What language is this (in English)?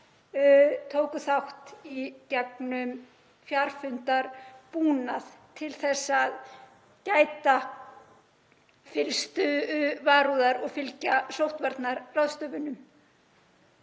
Icelandic